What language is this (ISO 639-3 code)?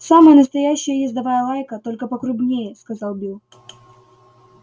rus